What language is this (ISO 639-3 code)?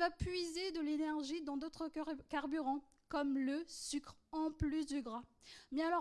fra